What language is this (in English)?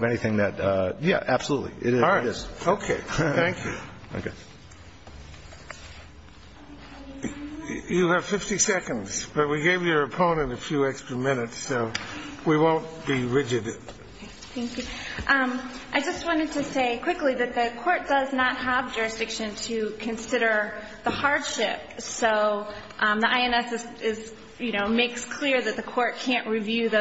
English